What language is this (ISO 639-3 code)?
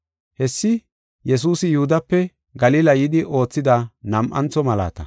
gof